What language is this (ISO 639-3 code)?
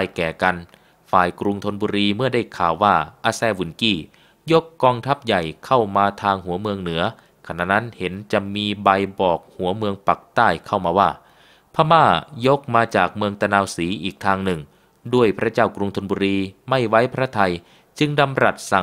tha